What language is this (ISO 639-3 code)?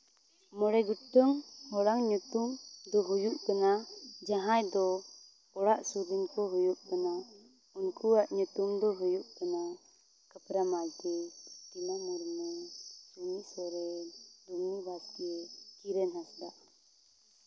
sat